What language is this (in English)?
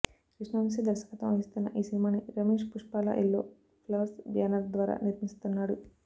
Telugu